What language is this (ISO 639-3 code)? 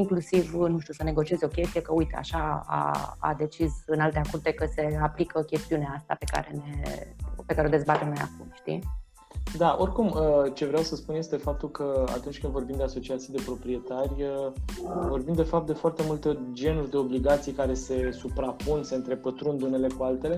ron